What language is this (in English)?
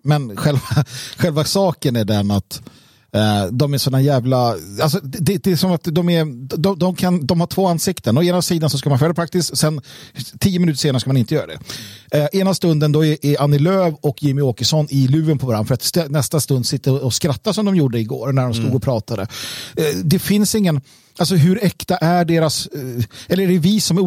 Swedish